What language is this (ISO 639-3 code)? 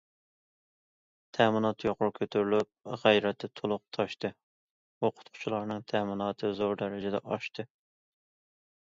uig